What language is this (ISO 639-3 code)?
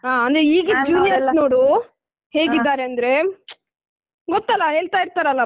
kan